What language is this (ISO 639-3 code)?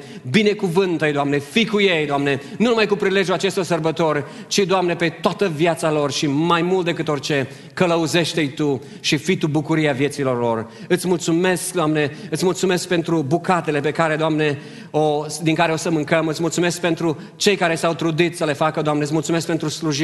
ron